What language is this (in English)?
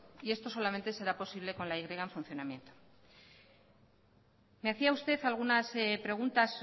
Spanish